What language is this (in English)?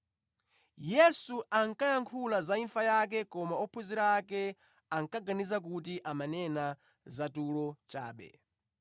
Nyanja